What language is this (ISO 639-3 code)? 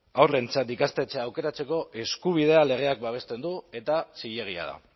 eus